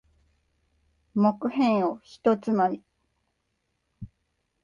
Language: Japanese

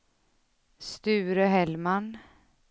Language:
Swedish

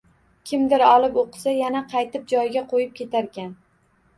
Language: Uzbek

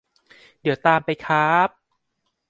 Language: Thai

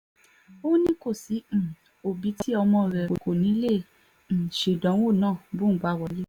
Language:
Yoruba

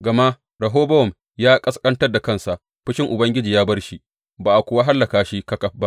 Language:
Hausa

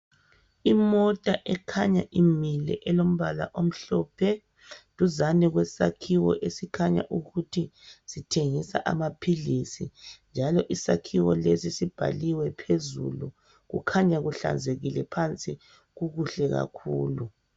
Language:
North Ndebele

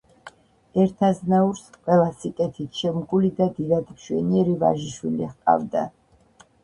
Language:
Georgian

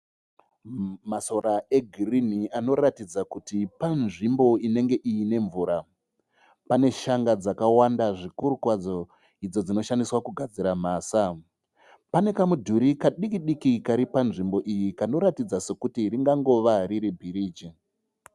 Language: Shona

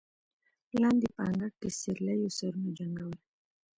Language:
Pashto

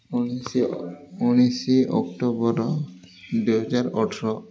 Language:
Odia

